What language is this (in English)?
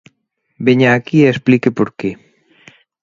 Galician